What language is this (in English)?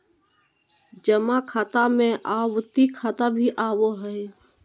Magahi